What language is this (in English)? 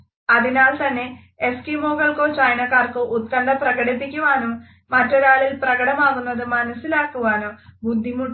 Malayalam